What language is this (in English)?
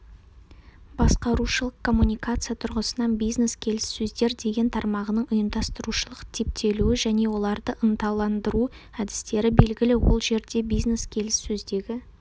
Kazakh